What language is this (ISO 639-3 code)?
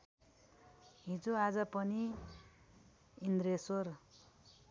nep